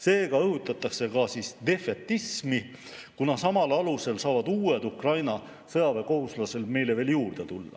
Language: Estonian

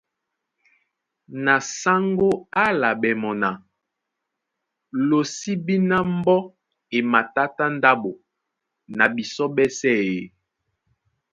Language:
Duala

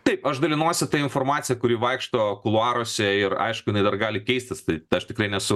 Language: Lithuanian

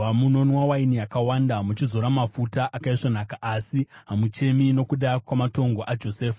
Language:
Shona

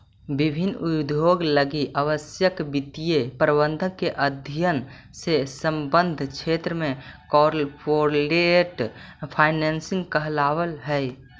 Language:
Magahi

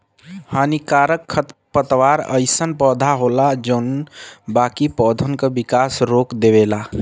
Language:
Bhojpuri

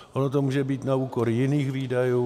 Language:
Czech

